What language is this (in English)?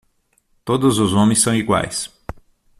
Portuguese